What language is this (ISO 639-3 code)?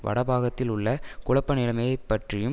tam